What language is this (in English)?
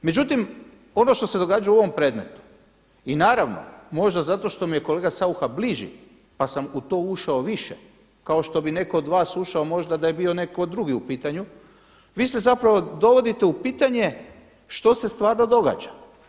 Croatian